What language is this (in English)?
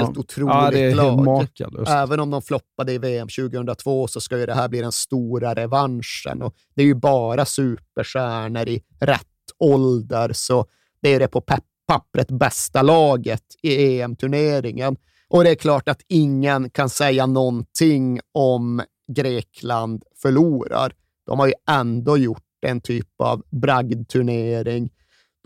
Swedish